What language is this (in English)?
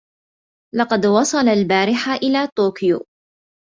Arabic